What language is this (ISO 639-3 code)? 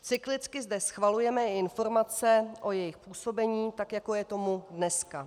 ces